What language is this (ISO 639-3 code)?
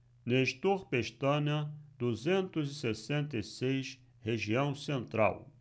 por